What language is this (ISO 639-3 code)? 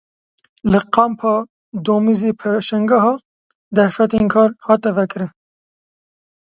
kur